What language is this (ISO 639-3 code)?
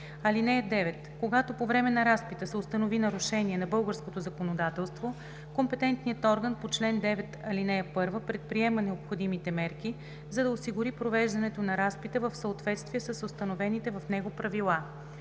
bul